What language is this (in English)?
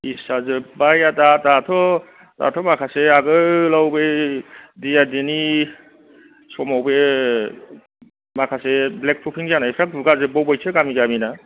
Bodo